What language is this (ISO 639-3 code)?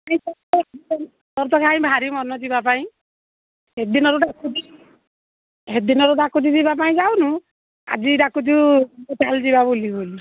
ori